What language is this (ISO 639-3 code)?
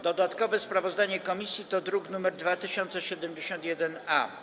pol